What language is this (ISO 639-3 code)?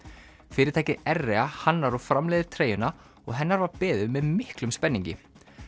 isl